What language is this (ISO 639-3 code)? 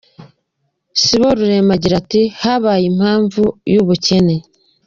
kin